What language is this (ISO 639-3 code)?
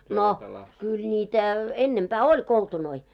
fin